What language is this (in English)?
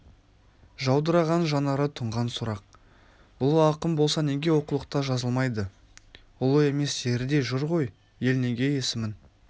Kazakh